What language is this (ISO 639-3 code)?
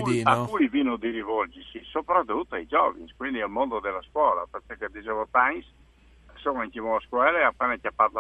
ita